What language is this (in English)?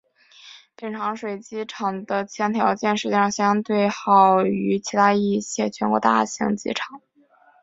Chinese